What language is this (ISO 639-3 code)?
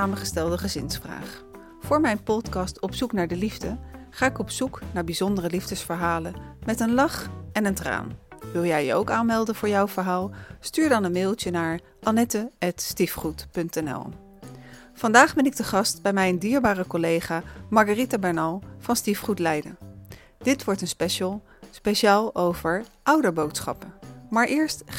nld